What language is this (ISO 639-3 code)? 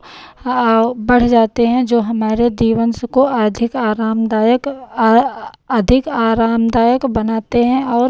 hin